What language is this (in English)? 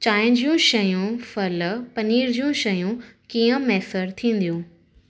Sindhi